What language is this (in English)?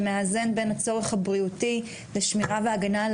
Hebrew